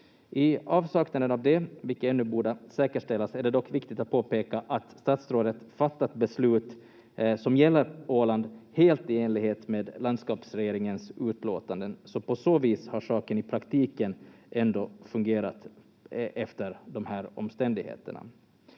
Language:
Finnish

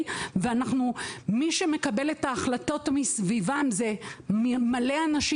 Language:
Hebrew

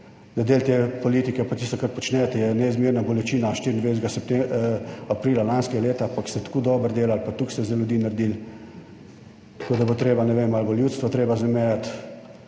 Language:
Slovenian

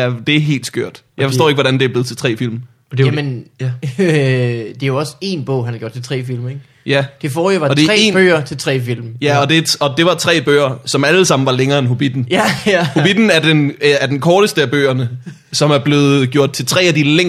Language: Danish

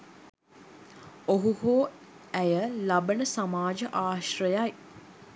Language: Sinhala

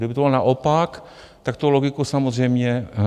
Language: Czech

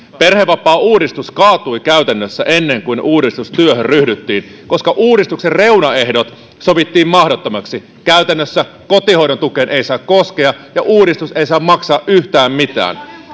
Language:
Finnish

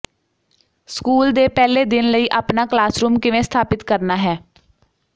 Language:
Punjabi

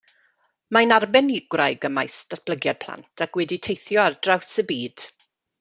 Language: Welsh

